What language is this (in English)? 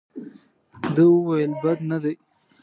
Pashto